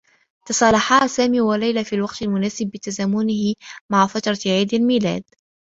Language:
Arabic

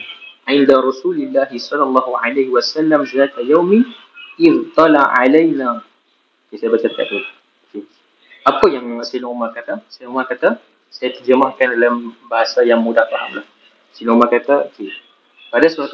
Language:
Malay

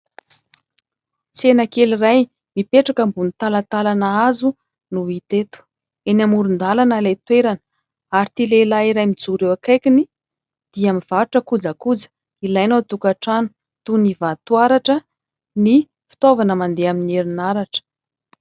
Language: Malagasy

